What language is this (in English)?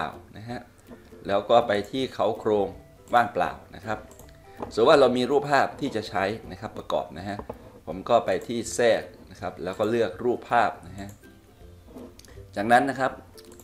Thai